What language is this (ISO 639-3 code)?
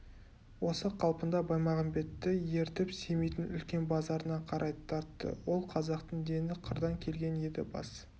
kaz